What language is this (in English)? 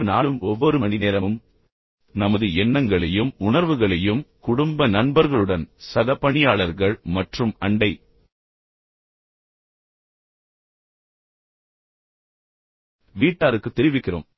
Tamil